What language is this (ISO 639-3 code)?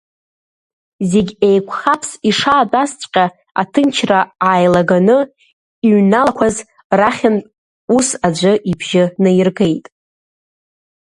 abk